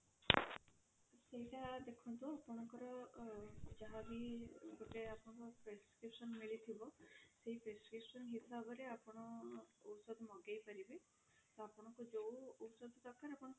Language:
Odia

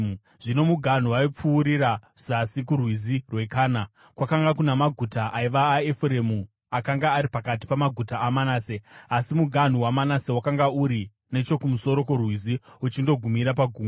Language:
Shona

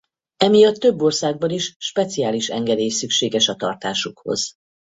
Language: Hungarian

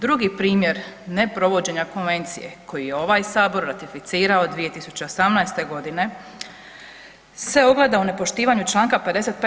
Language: Croatian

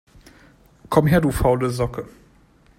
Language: German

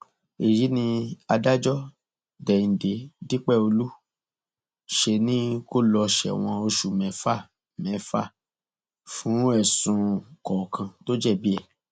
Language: Yoruba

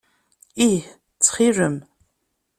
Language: Kabyle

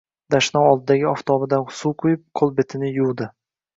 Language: Uzbek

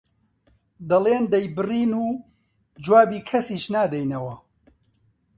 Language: Central Kurdish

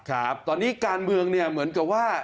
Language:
Thai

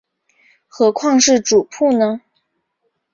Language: Chinese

